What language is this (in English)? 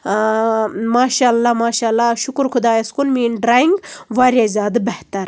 Kashmiri